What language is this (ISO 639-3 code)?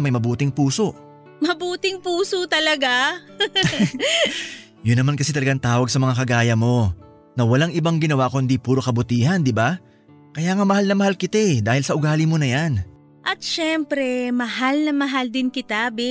fil